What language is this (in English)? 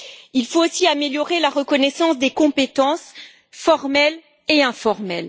French